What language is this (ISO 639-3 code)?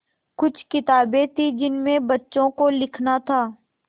hin